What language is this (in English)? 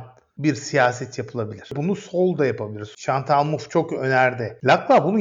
Turkish